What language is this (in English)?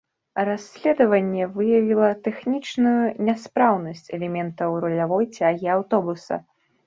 Belarusian